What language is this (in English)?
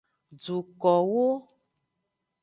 Aja (Benin)